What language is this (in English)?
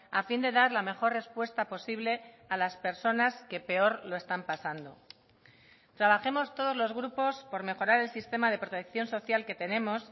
Spanish